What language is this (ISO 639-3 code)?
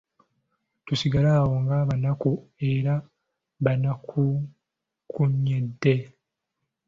lug